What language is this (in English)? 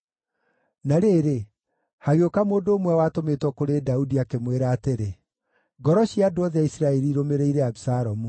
Kikuyu